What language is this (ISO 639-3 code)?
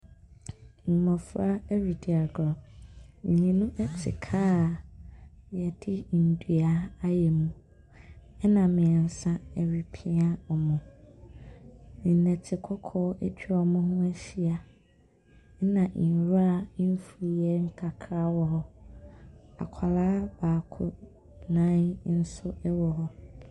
aka